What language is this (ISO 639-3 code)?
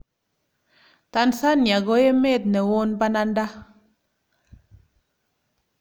kln